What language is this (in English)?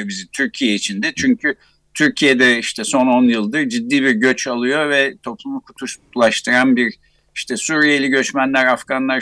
Turkish